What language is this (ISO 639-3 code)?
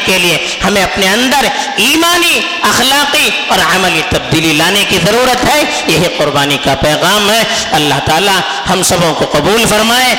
urd